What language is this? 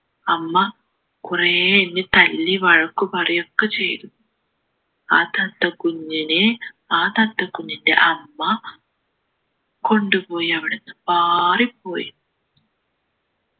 Malayalam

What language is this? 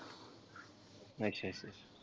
Punjabi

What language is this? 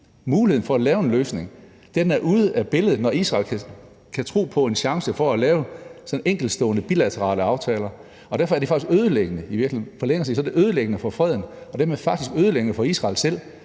Danish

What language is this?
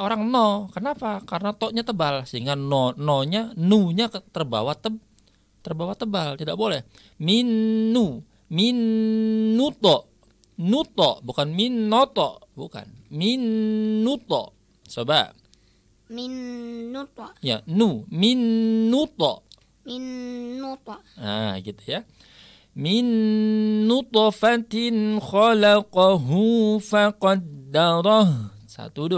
Indonesian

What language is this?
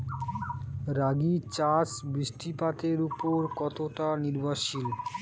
Bangla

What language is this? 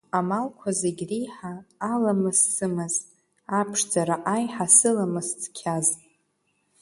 Abkhazian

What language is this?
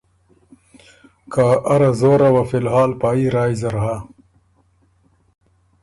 Ormuri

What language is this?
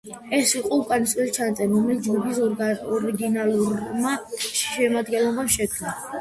Georgian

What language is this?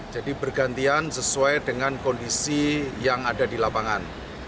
Indonesian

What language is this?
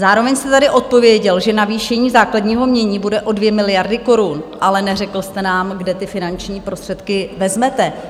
Czech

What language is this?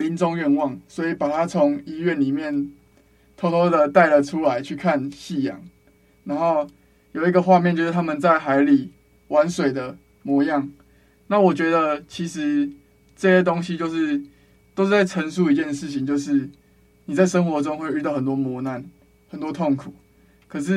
Chinese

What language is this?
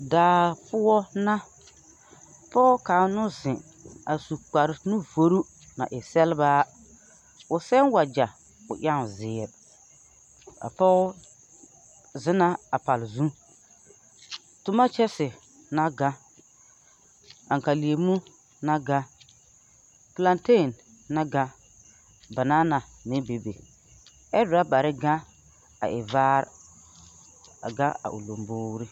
Southern Dagaare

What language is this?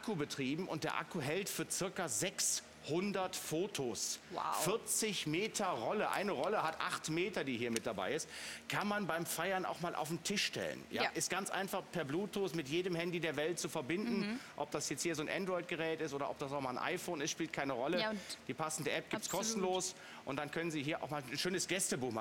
German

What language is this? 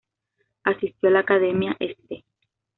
Spanish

